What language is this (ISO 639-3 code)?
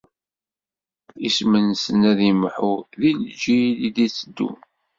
kab